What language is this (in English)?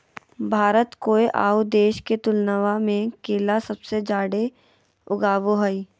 Magahi